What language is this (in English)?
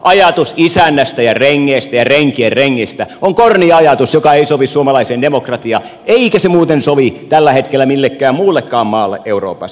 Finnish